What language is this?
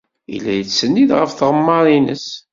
Kabyle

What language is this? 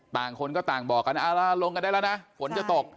Thai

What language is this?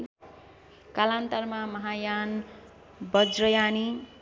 Nepali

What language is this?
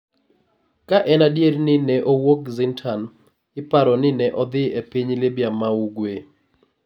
Luo (Kenya and Tanzania)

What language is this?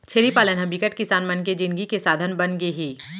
Chhattisgarhi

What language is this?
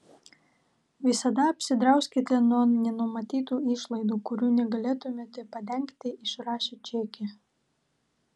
Lithuanian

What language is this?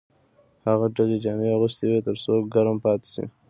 Pashto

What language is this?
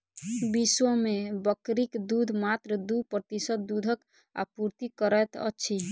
Maithili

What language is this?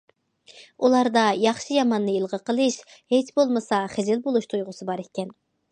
Uyghur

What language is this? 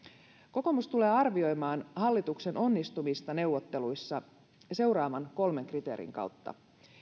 Finnish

